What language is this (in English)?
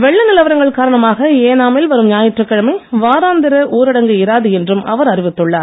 Tamil